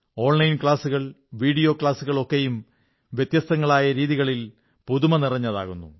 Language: Malayalam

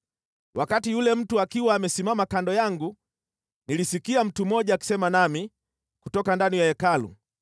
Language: Swahili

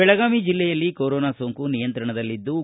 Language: Kannada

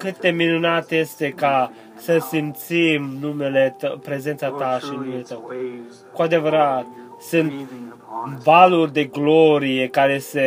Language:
Romanian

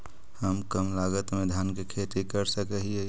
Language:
Magahi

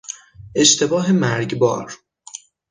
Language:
Persian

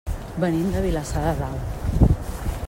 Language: Catalan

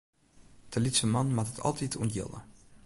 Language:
Western Frisian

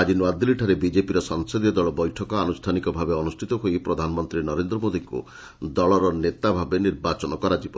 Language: Odia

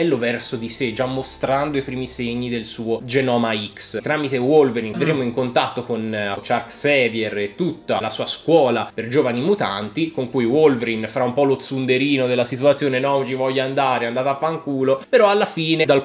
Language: Italian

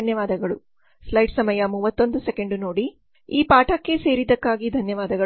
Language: Kannada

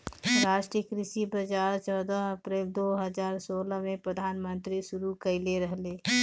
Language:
Bhojpuri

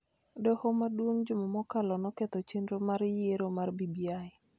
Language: Luo (Kenya and Tanzania)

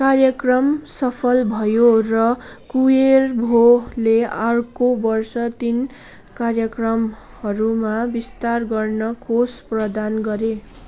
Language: Nepali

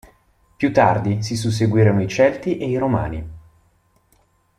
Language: Italian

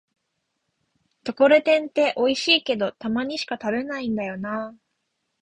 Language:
Japanese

